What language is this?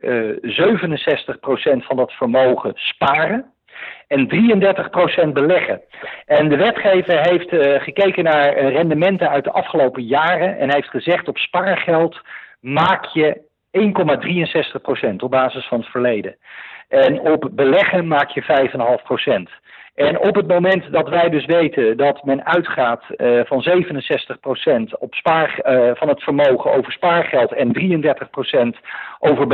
Dutch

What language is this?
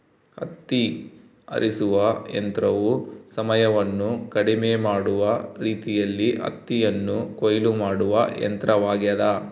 Kannada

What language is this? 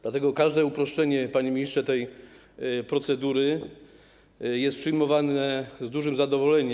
Polish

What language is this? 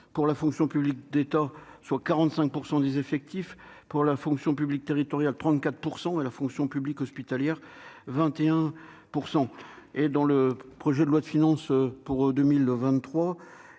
French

